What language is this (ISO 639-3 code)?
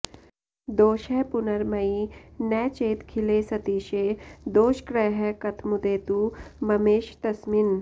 san